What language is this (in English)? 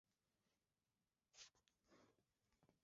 Swahili